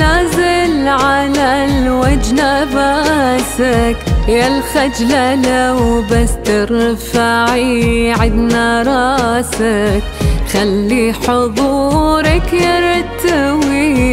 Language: Arabic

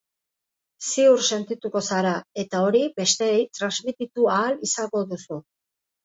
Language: Basque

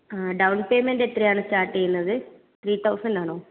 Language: Malayalam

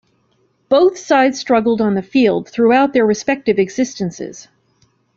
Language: English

